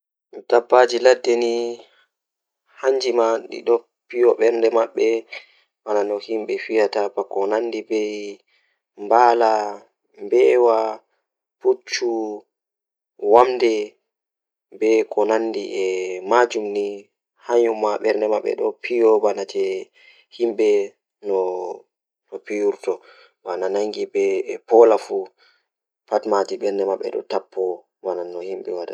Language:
Fula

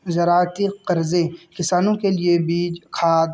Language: Urdu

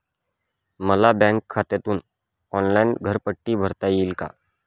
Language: Marathi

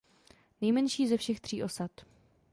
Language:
Czech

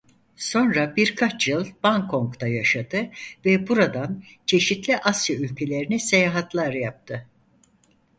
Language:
Turkish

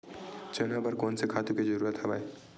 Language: Chhattisgarhi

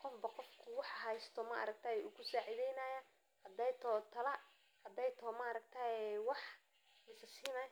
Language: Somali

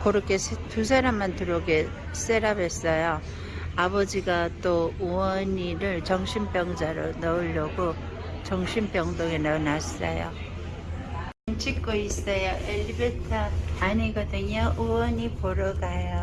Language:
Korean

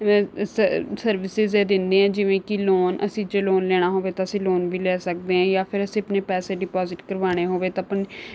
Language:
Punjabi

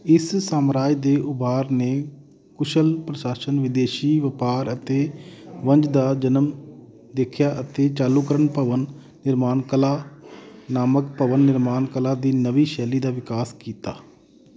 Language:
Punjabi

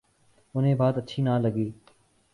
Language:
Urdu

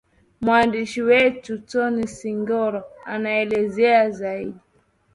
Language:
Swahili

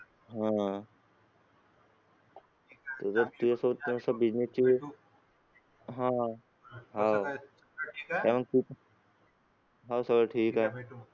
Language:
Marathi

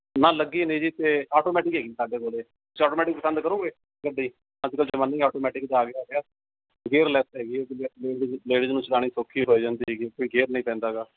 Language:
Punjabi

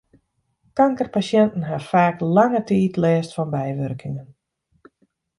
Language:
Western Frisian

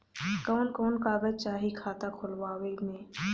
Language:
Bhojpuri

